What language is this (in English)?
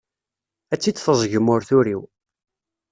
Kabyle